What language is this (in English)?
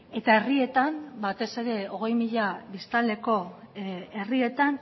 Basque